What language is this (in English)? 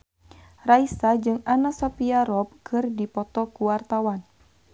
Sundanese